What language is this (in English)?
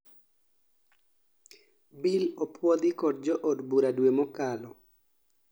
Luo (Kenya and Tanzania)